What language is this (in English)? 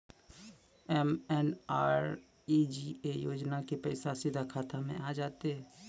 Maithili